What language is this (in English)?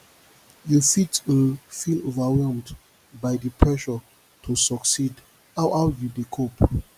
Nigerian Pidgin